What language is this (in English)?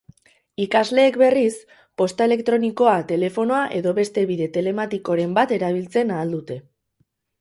Basque